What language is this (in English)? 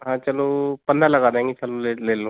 Hindi